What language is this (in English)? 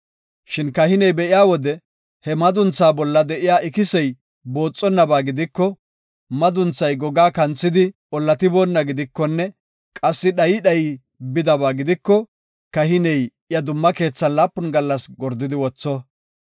Gofa